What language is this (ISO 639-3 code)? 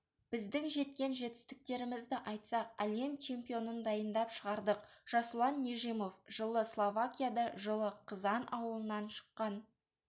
kaz